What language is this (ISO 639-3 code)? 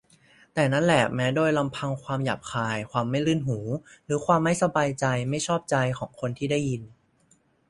tha